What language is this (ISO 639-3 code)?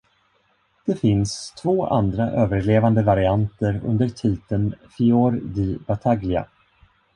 swe